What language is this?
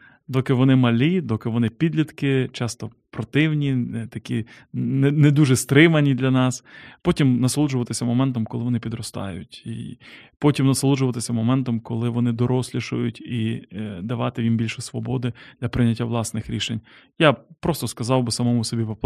Ukrainian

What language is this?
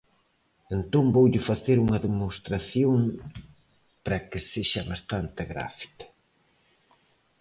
Galician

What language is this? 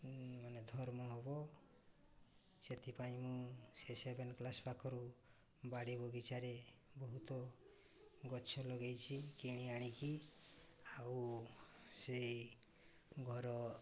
Odia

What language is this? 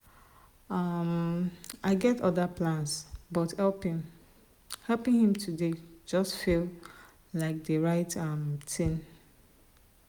Nigerian Pidgin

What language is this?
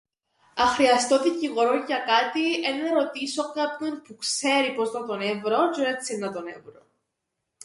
Greek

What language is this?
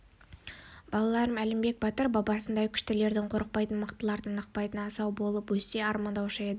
Kazakh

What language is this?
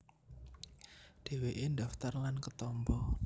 Javanese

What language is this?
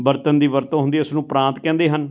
Punjabi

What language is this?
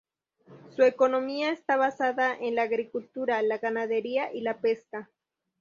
Spanish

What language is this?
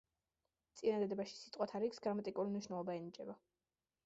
Georgian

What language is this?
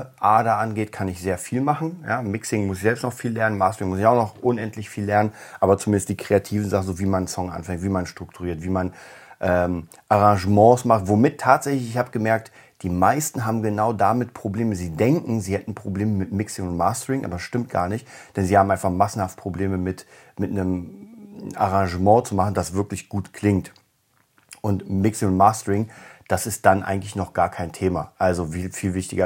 German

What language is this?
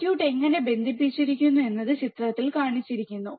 Malayalam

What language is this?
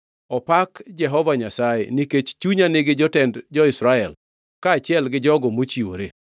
Luo (Kenya and Tanzania)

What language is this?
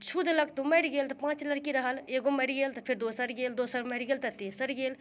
Maithili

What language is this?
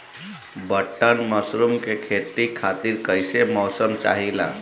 Bhojpuri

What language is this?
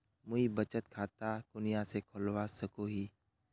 Magahi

